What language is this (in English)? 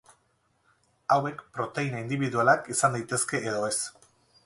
Basque